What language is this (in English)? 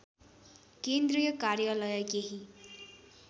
Nepali